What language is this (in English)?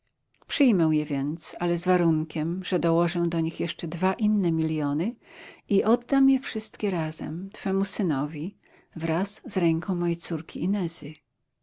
Polish